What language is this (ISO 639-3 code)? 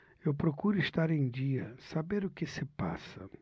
por